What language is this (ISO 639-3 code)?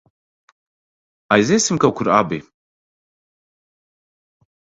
lav